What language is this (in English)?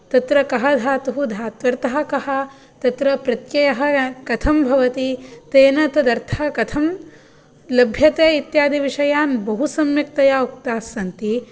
Sanskrit